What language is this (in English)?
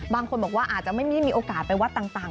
Thai